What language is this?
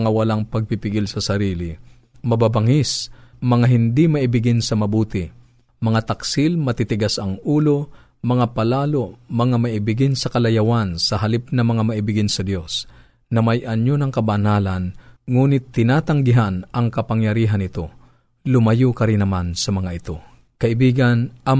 Filipino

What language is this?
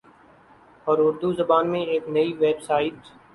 Urdu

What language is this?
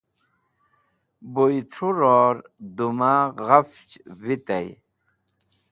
Wakhi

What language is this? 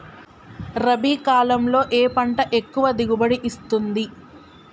Telugu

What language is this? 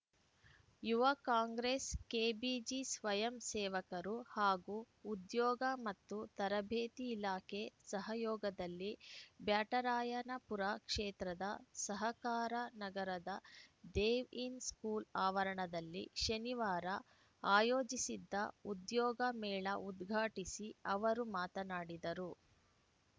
Kannada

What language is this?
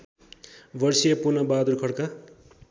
Nepali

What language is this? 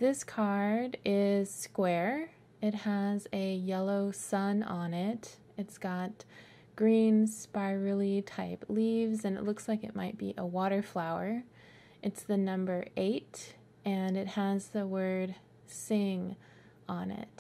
English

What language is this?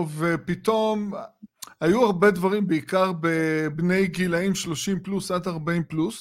Hebrew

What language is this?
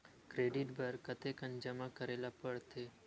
Chhattisgarhi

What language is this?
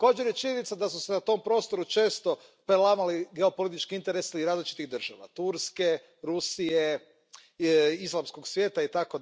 Croatian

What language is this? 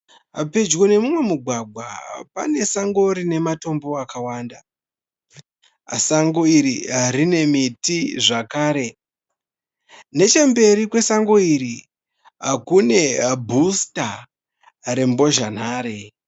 Shona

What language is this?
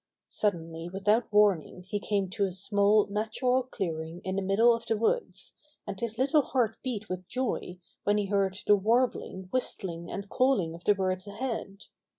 English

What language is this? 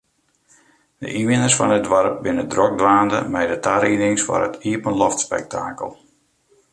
Western Frisian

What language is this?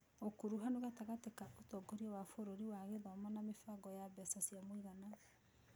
Kikuyu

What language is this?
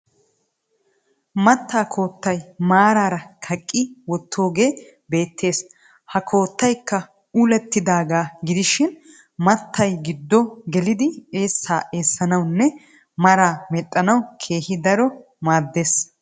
Wolaytta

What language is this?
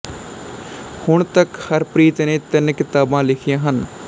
Punjabi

